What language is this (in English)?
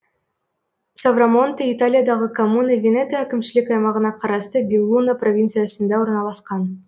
Kazakh